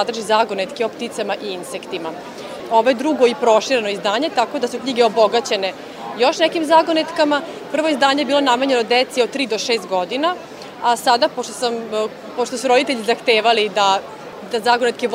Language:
Croatian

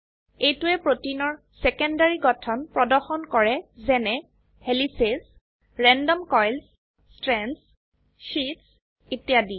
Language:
Assamese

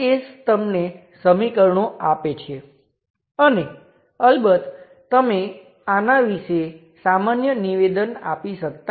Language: Gujarati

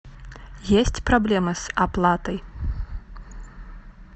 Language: Russian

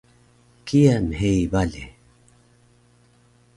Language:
Taroko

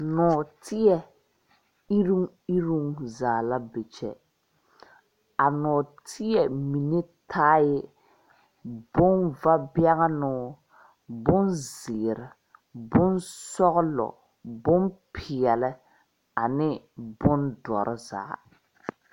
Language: Southern Dagaare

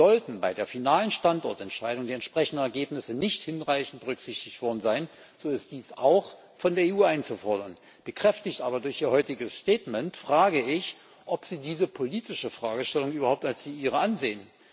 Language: German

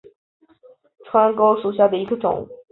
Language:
Chinese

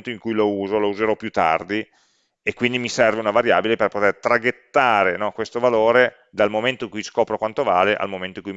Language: Italian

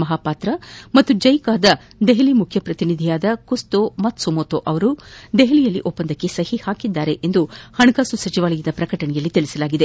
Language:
Kannada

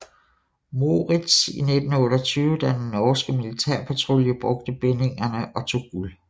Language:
Danish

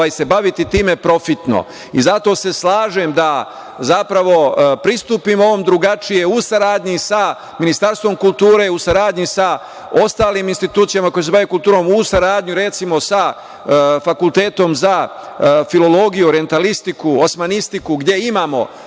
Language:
Serbian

